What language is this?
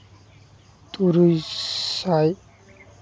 Santali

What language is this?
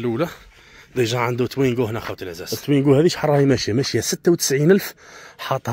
Arabic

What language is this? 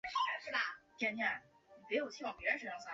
Chinese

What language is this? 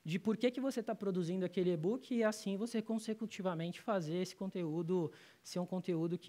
Portuguese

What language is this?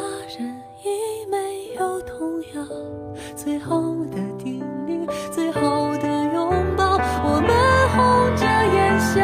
Chinese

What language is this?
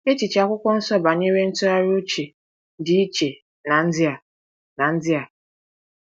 Igbo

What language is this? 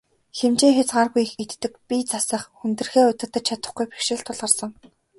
Mongolian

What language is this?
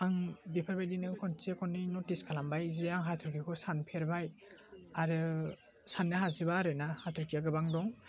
Bodo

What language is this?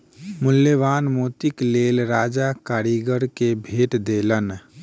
Maithili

